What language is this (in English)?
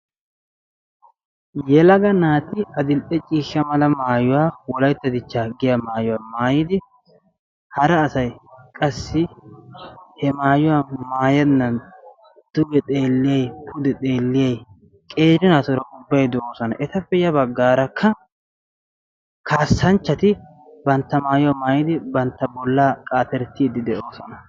Wolaytta